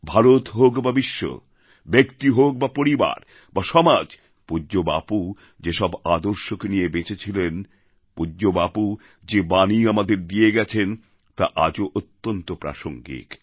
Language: Bangla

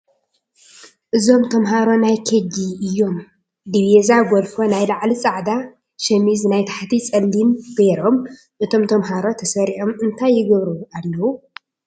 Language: Tigrinya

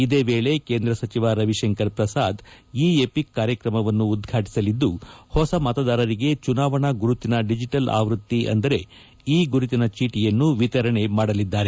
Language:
Kannada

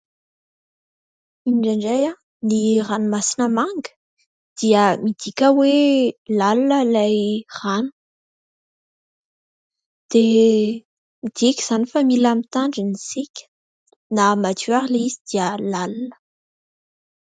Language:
Malagasy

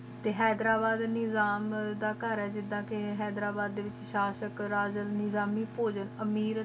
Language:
Punjabi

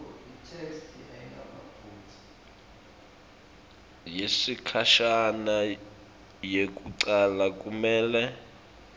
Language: Swati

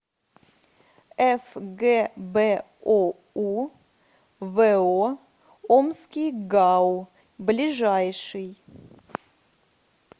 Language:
Russian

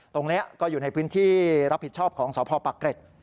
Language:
Thai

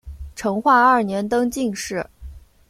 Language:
Chinese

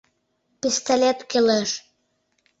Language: Mari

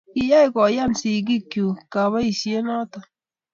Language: Kalenjin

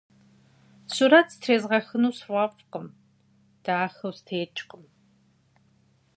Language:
Kabardian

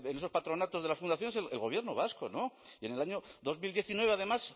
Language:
Spanish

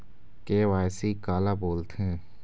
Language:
Chhattisgarhi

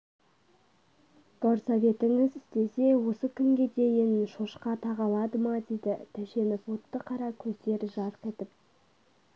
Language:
Kazakh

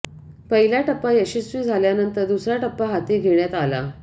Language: Marathi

